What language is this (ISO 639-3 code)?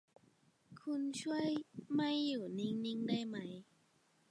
tha